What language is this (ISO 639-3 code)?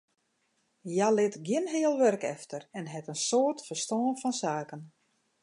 fry